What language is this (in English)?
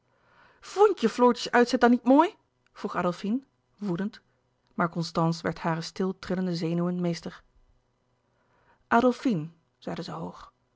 Dutch